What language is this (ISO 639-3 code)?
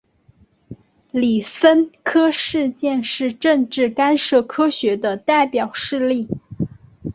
zho